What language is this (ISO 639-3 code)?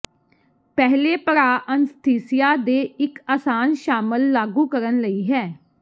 pan